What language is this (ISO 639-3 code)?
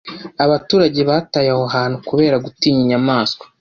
kin